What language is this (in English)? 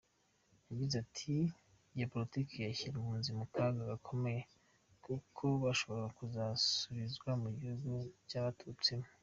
Kinyarwanda